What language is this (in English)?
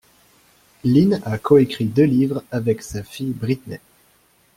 French